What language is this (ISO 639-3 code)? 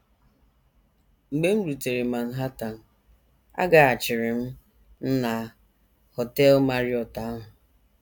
ibo